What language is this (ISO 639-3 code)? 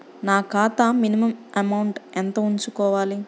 tel